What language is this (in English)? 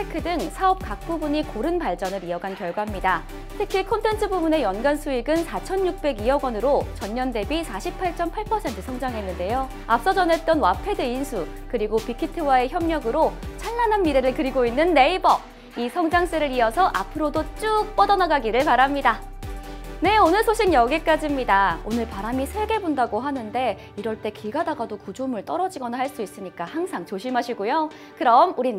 Korean